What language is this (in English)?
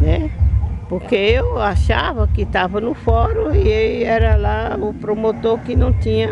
Portuguese